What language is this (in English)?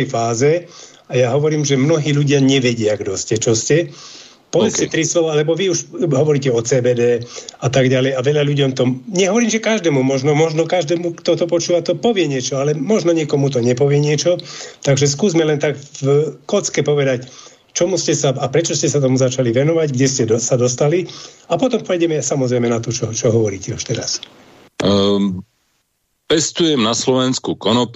Slovak